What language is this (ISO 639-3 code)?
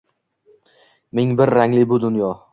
uzb